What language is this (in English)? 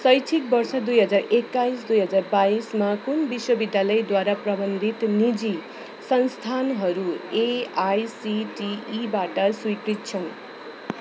Nepali